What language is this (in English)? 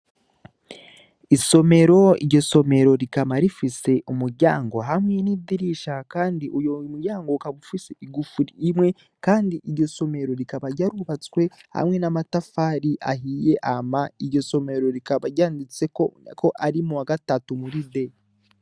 Rundi